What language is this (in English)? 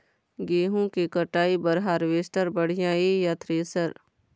Chhattisgarhi